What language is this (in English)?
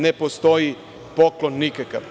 Serbian